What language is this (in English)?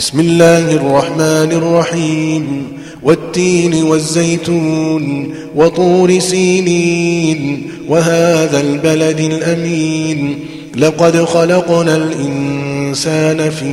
Arabic